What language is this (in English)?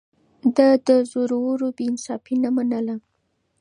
Pashto